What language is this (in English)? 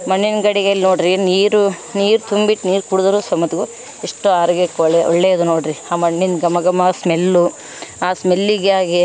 Kannada